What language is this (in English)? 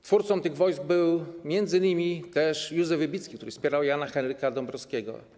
Polish